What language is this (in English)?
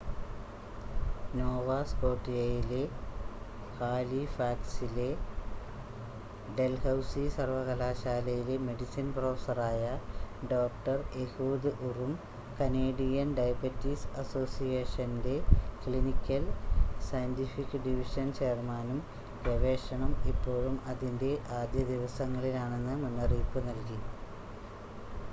Malayalam